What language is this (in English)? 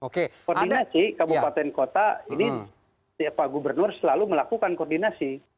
Indonesian